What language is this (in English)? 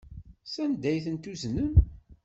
Kabyle